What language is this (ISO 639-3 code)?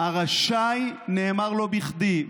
heb